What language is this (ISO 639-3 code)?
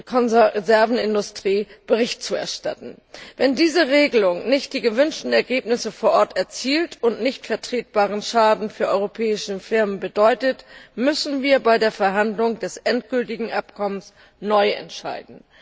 deu